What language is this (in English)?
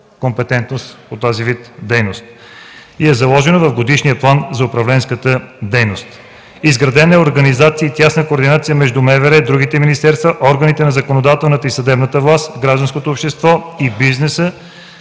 Bulgarian